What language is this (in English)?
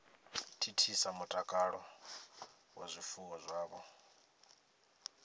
Venda